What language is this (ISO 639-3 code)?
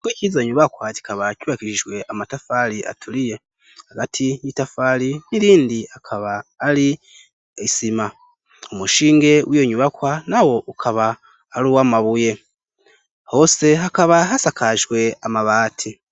run